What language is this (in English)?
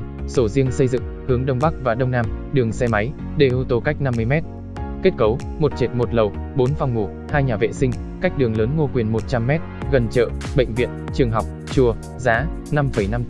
Vietnamese